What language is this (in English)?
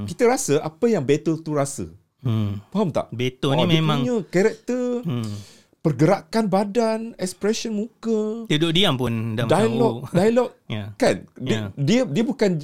Malay